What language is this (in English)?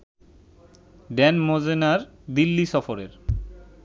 Bangla